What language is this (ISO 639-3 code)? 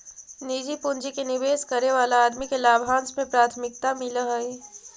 mag